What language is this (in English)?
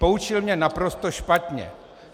Czech